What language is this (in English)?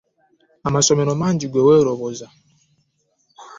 Ganda